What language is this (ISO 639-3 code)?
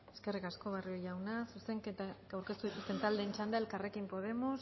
eus